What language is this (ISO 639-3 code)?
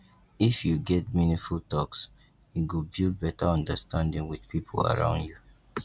pcm